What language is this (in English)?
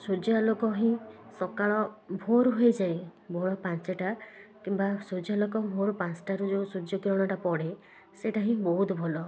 Odia